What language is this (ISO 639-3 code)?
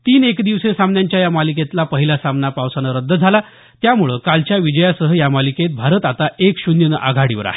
mar